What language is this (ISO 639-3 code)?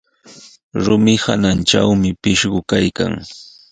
qws